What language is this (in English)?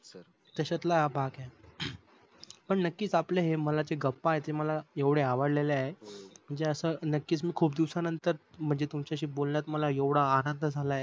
Marathi